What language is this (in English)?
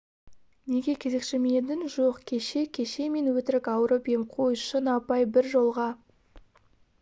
Kazakh